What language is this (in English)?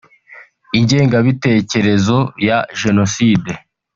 Kinyarwanda